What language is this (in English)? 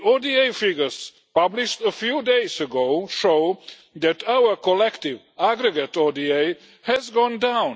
English